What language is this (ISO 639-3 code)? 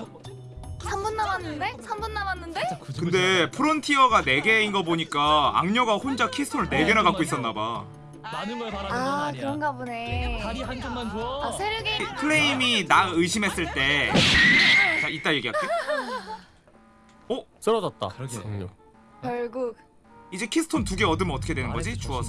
kor